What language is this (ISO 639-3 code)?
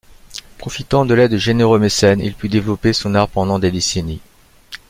fra